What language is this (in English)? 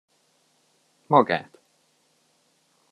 Hungarian